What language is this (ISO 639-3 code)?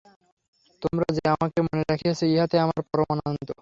ben